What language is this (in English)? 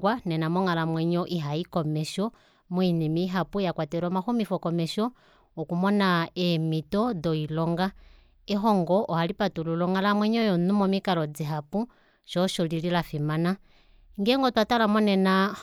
Kuanyama